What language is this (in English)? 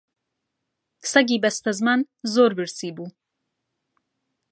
Central Kurdish